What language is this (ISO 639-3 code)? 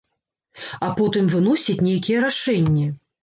bel